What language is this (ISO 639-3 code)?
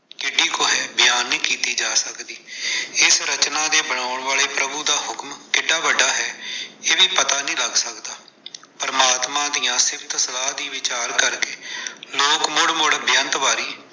pan